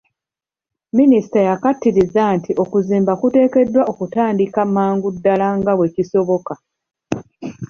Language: Ganda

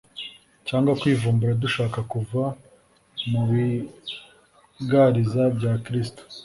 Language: Kinyarwanda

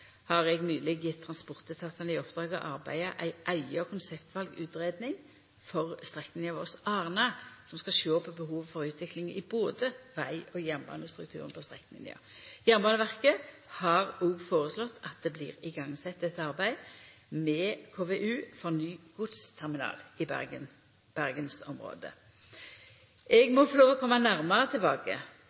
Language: Norwegian Nynorsk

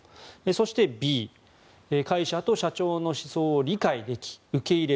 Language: Japanese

